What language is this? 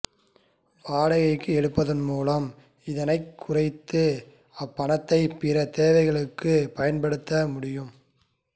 Tamil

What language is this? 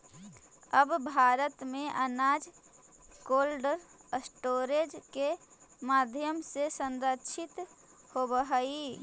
Magahi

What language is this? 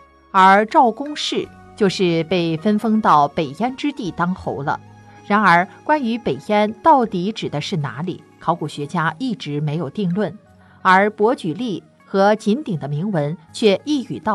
Chinese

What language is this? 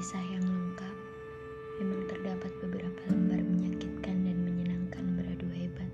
Indonesian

